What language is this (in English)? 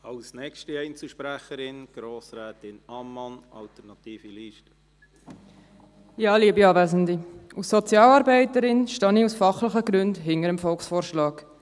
Swiss German